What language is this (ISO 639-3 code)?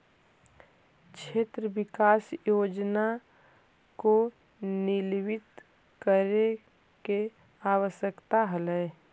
mag